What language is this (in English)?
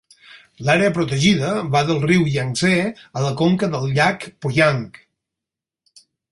Catalan